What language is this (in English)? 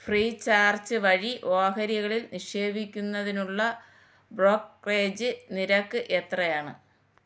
Malayalam